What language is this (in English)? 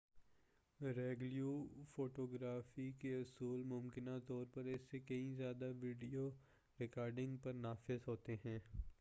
Urdu